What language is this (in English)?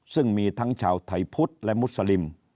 Thai